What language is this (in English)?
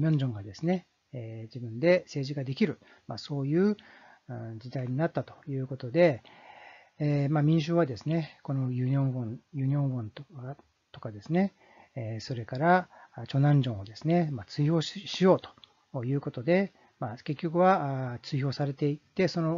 Japanese